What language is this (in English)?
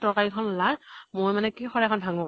Assamese